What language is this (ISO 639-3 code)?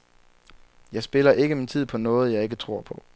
dan